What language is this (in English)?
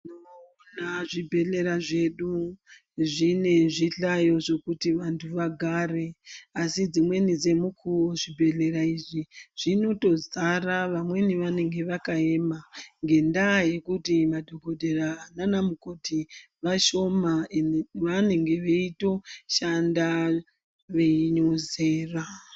Ndau